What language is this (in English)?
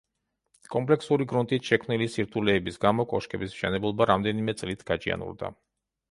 Georgian